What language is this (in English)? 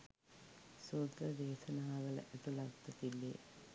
Sinhala